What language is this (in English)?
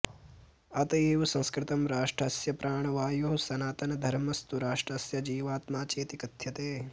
Sanskrit